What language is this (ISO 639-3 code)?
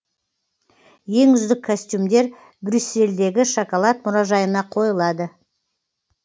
kaz